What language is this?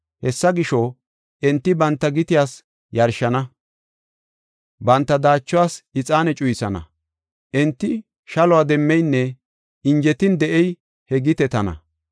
Gofa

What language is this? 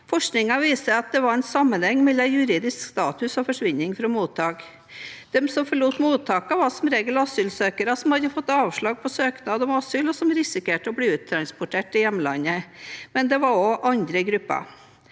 Norwegian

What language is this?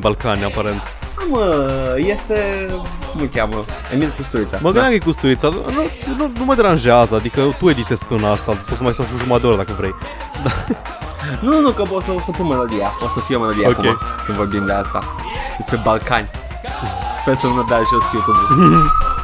Romanian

